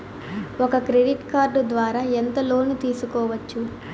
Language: Telugu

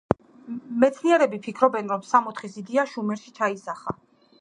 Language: Georgian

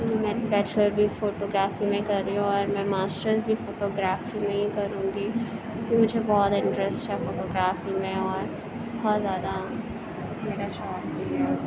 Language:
Urdu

